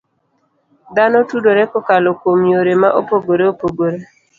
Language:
Luo (Kenya and Tanzania)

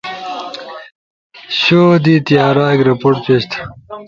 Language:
Ushojo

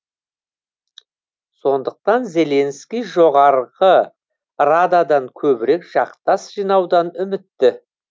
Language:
Kazakh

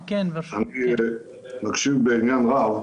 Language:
Hebrew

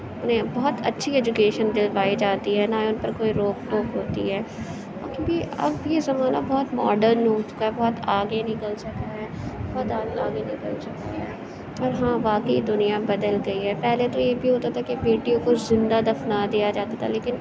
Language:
Urdu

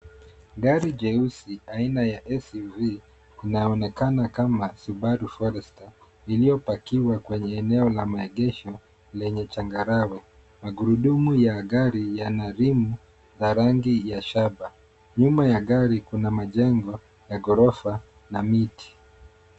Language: Swahili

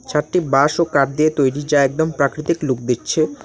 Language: Bangla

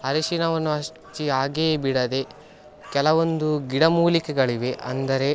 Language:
Kannada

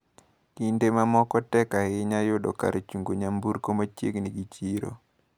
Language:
Luo (Kenya and Tanzania)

